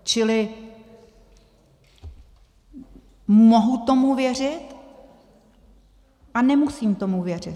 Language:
Czech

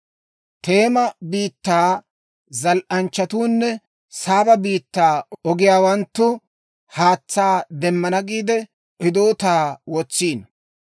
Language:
Dawro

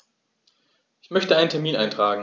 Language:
German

